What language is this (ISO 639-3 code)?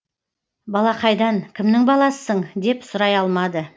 kaz